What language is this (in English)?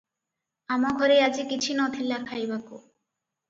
Odia